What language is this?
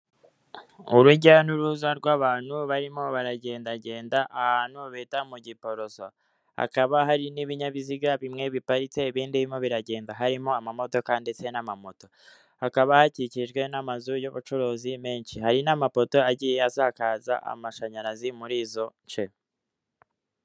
Kinyarwanda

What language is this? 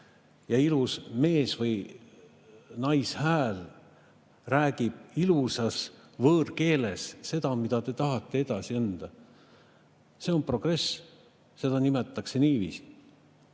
Estonian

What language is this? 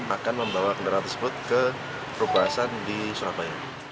Indonesian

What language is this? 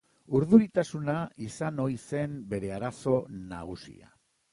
Basque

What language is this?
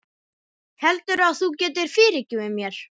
Icelandic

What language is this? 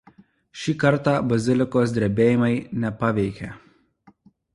Lithuanian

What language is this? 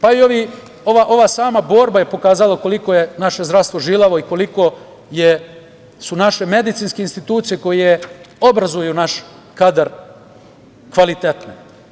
Serbian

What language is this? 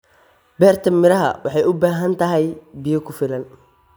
Somali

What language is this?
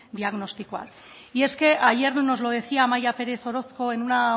Spanish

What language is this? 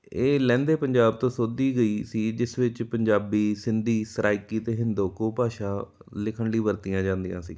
Punjabi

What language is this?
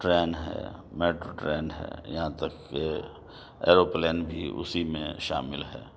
Urdu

